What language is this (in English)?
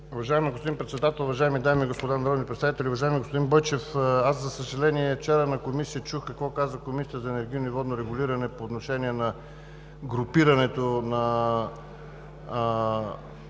Bulgarian